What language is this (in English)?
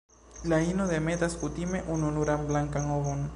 Esperanto